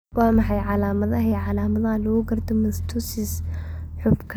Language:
Somali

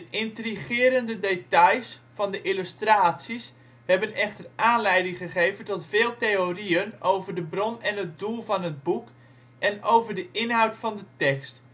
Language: Dutch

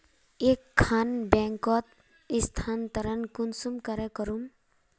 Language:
Magahi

